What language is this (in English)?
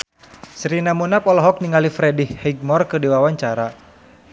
Sundanese